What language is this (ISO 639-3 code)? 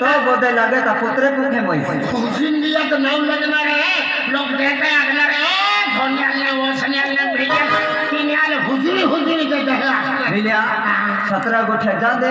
tha